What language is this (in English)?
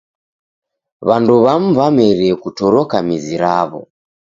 Taita